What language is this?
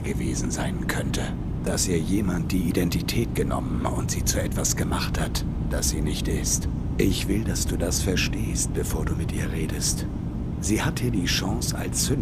German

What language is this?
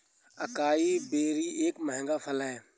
Hindi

